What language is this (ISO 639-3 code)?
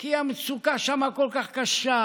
heb